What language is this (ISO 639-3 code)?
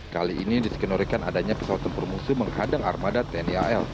ind